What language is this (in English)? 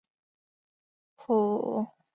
Chinese